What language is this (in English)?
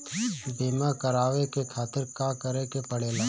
Bhojpuri